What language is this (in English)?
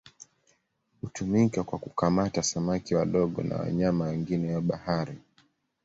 Swahili